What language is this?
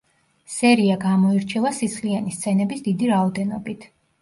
Georgian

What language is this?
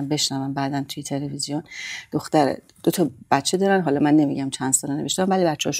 Persian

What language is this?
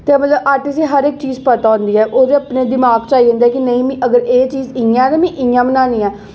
Dogri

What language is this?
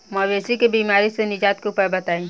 Bhojpuri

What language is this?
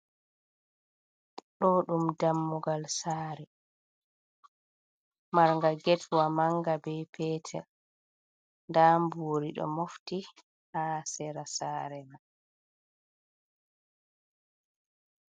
Fula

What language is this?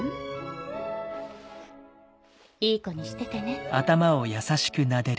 Japanese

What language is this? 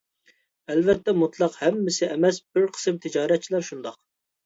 Uyghur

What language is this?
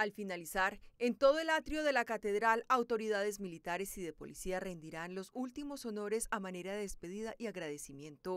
Spanish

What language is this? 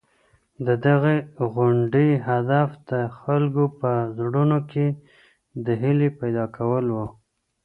Pashto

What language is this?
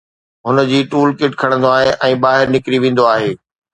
Sindhi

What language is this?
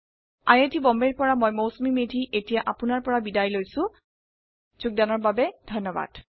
Assamese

